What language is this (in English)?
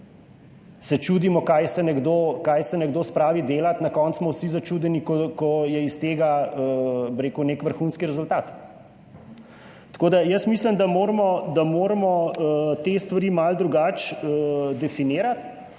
Slovenian